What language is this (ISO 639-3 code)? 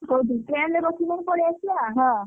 ori